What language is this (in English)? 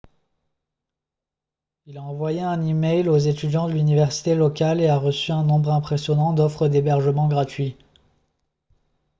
French